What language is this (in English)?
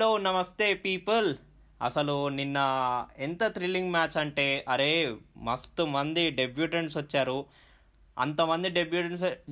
Telugu